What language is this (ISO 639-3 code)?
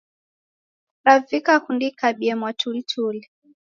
dav